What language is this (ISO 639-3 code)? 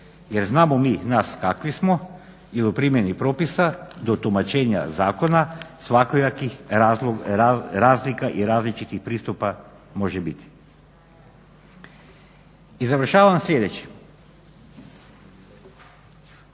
hrv